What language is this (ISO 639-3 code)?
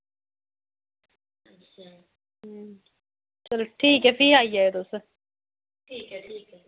doi